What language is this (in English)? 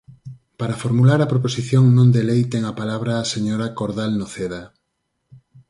Galician